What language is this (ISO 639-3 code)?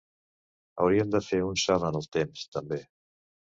cat